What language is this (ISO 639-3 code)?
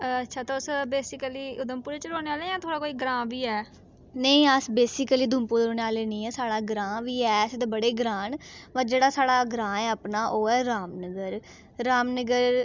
doi